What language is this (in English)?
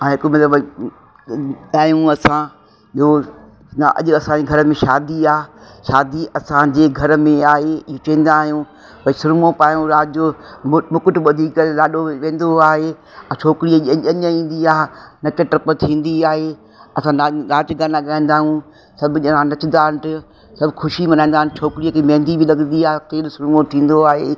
Sindhi